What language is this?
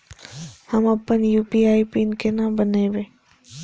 Maithili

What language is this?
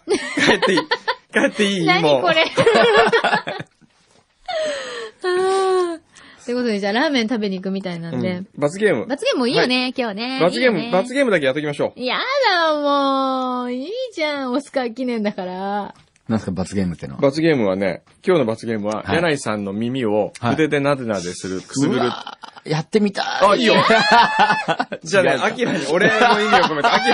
Japanese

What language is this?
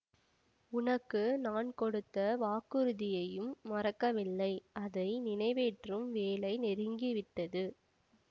Tamil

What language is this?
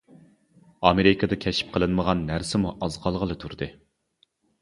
Uyghur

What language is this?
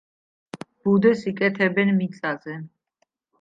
Georgian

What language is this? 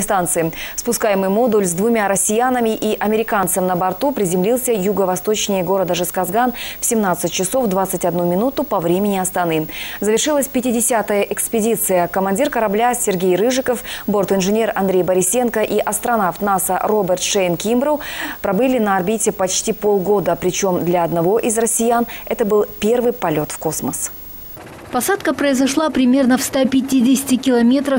Russian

